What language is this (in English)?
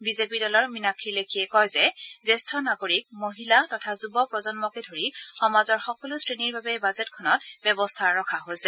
Assamese